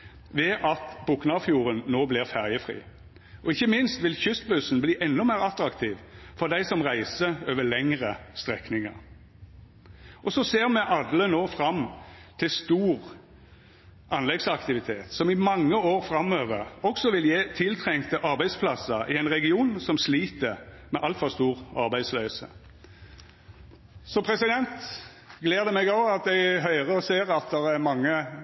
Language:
Norwegian Nynorsk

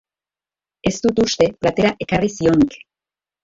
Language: Basque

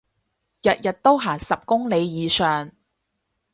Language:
Cantonese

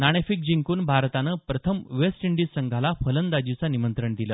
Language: Marathi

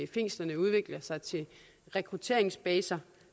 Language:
Danish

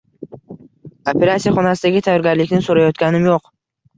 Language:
Uzbek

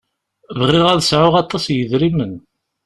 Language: Kabyle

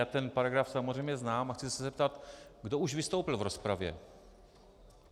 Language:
Czech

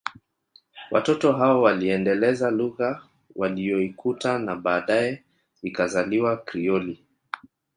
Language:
Swahili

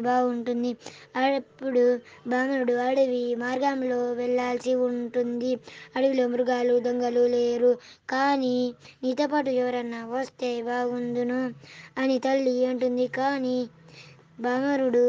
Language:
Telugu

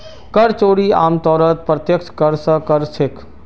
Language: Magahi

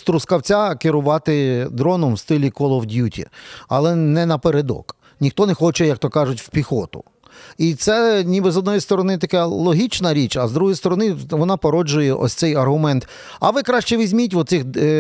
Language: Ukrainian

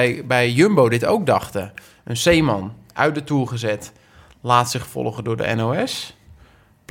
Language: Dutch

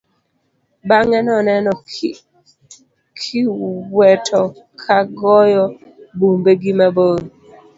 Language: Luo (Kenya and Tanzania)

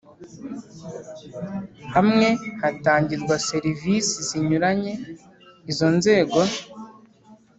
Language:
Kinyarwanda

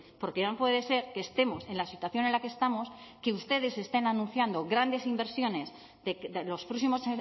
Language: Spanish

